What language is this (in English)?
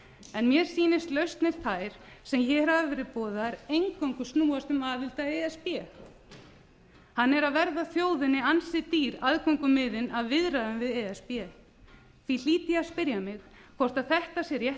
Icelandic